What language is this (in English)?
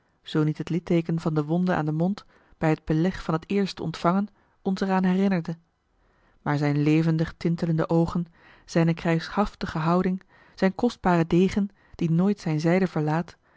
Dutch